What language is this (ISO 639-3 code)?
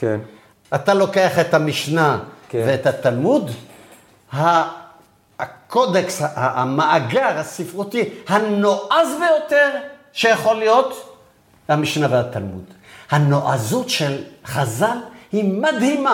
heb